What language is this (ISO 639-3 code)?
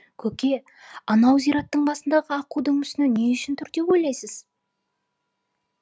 kaz